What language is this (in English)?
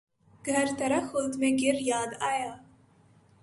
Urdu